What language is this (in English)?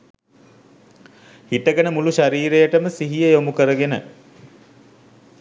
Sinhala